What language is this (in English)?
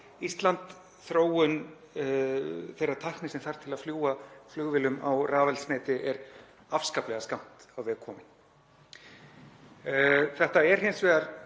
Icelandic